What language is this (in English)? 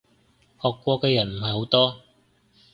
Cantonese